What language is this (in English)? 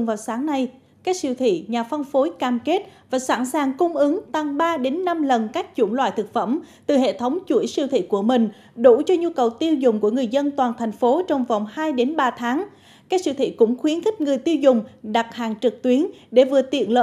Vietnamese